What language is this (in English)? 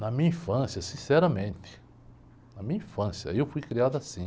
Portuguese